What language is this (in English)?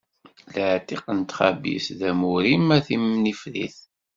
Kabyle